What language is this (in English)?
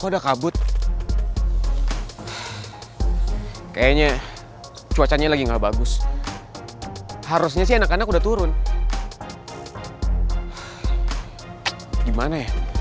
Indonesian